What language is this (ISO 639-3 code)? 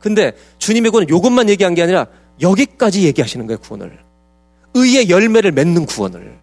kor